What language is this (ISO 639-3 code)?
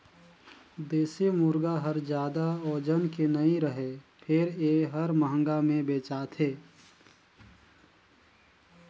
hne